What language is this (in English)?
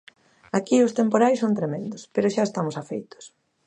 Galician